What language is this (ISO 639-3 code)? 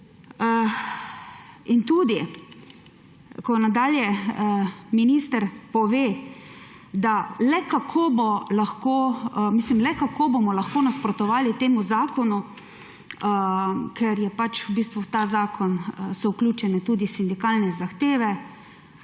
slv